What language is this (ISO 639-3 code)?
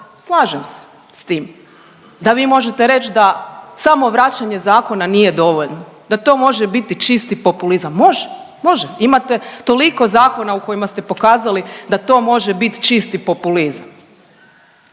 hrv